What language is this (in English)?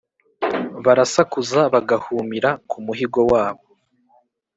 Kinyarwanda